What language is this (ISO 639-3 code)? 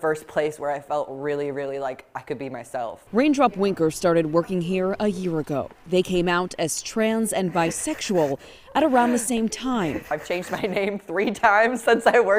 eng